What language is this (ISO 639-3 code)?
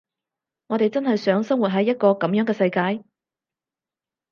yue